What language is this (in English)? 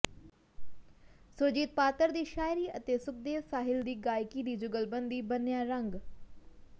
Punjabi